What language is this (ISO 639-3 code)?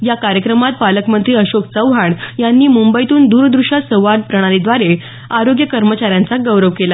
mar